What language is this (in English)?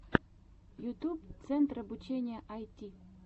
Russian